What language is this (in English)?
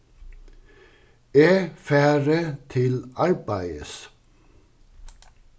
Faroese